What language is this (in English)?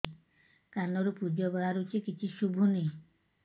Odia